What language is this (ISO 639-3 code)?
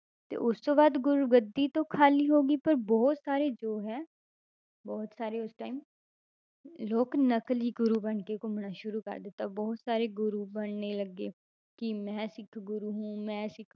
pan